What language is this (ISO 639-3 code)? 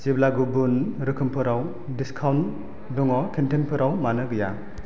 brx